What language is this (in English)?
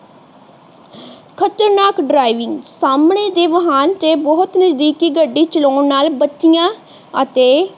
Punjabi